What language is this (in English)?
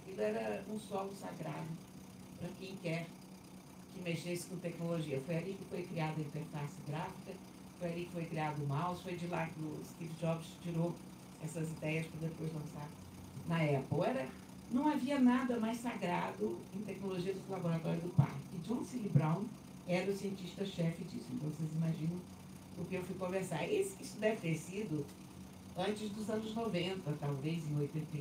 Portuguese